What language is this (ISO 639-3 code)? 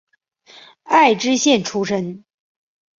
zho